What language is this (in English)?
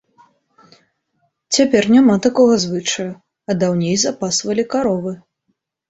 Belarusian